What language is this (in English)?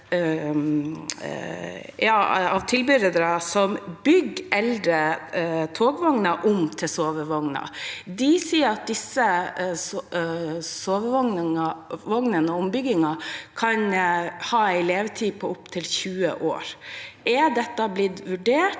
Norwegian